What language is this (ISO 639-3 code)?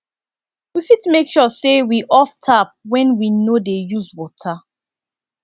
pcm